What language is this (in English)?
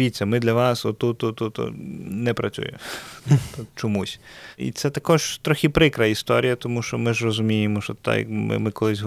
Ukrainian